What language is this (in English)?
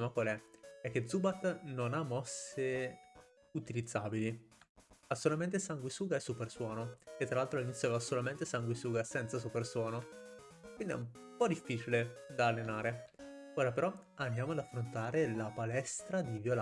Italian